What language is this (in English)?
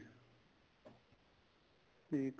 Punjabi